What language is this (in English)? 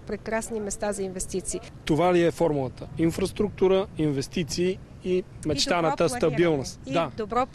Bulgarian